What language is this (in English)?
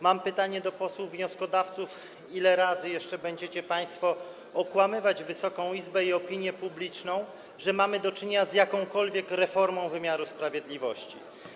Polish